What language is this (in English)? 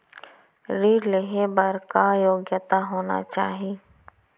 Chhattisgarhi